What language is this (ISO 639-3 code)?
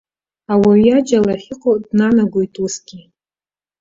abk